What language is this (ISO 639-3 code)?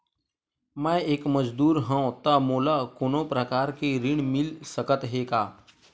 hne